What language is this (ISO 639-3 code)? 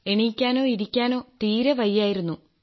mal